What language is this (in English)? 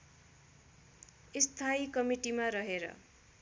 Nepali